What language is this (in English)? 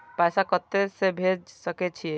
Maithili